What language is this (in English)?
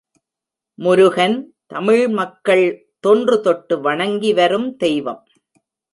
Tamil